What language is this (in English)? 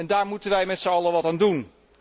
Dutch